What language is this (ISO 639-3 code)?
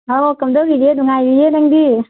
mni